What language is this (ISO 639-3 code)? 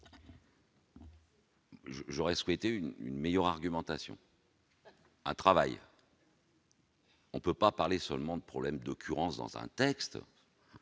fra